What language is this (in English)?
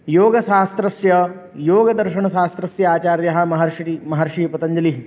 Sanskrit